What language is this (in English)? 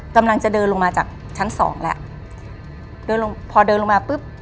Thai